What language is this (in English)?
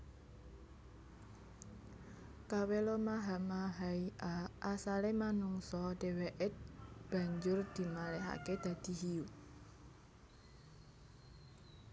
Javanese